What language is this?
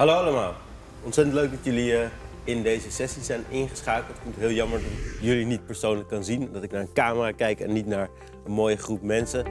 Dutch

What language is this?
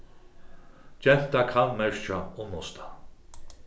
Faroese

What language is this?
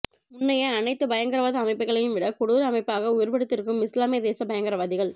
Tamil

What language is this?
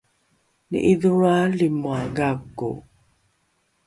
Rukai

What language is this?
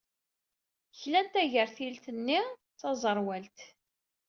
Kabyle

